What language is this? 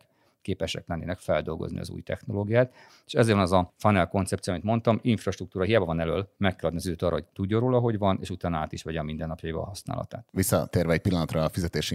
Hungarian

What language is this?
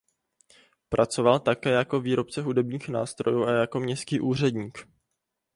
Czech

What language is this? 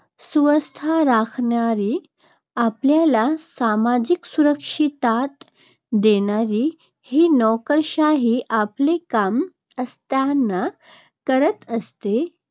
Marathi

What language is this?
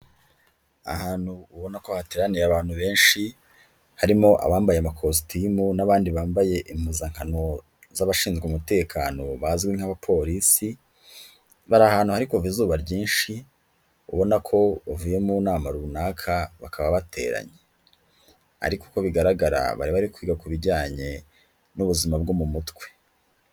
Kinyarwanda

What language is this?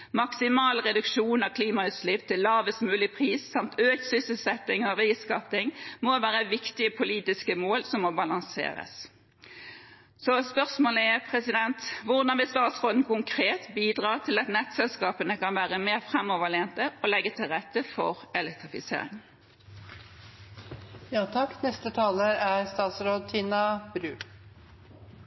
Norwegian Bokmål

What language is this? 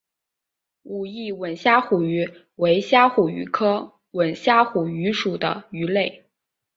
Chinese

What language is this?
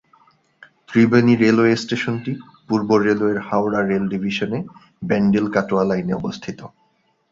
Bangla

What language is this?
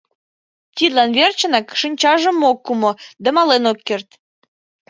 Mari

